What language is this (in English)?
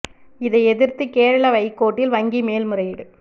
Tamil